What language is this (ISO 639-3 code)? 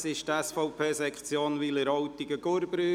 gsw